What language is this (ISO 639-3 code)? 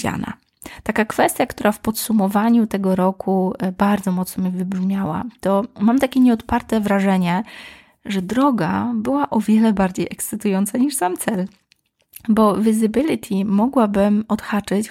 pol